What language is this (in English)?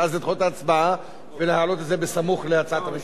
Hebrew